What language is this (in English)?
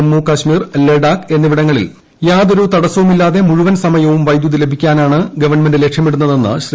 Malayalam